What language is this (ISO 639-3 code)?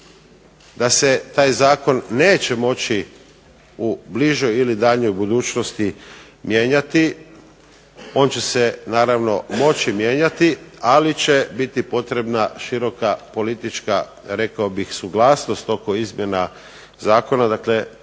hrv